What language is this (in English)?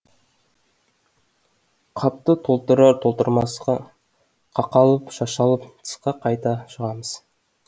Kazakh